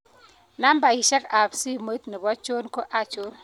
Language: Kalenjin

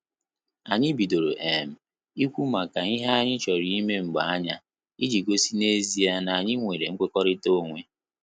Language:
Igbo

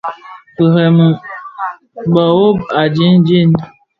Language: Bafia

